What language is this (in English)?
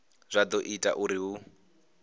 Venda